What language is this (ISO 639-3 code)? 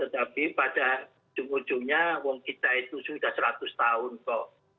ind